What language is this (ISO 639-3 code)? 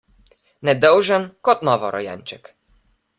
slv